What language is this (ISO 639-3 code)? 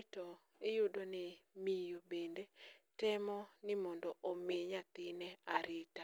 luo